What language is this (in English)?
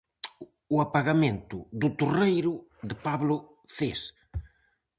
Galician